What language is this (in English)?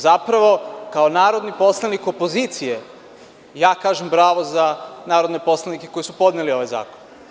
Serbian